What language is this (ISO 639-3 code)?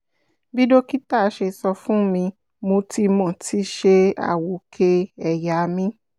yor